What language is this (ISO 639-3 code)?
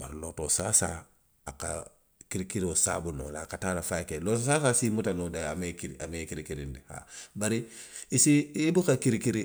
mlq